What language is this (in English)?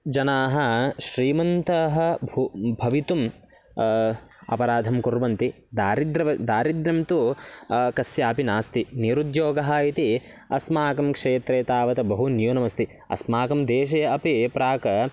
Sanskrit